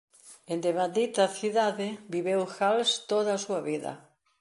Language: Galician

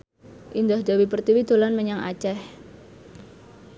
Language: Javanese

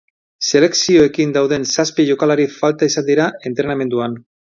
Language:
Basque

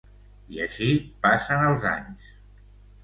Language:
Catalan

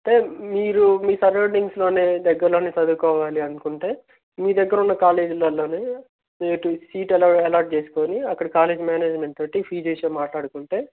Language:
Telugu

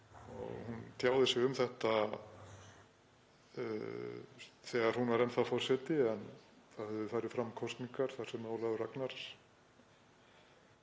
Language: Icelandic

